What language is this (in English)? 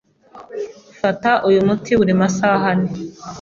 Kinyarwanda